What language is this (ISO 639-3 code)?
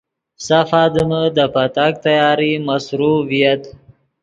ydg